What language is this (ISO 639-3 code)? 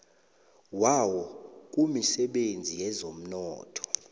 nbl